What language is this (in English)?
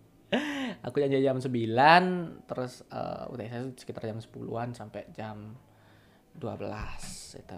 Indonesian